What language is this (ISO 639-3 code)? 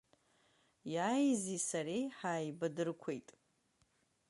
abk